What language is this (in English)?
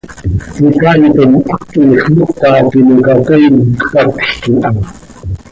Seri